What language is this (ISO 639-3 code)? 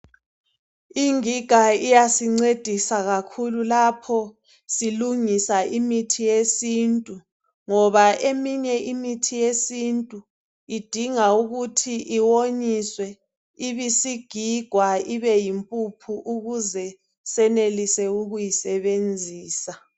nde